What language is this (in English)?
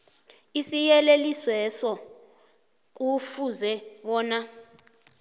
South Ndebele